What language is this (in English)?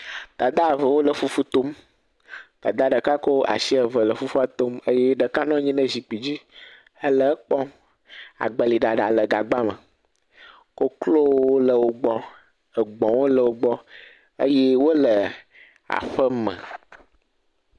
Ewe